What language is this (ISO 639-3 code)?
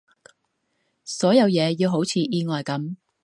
yue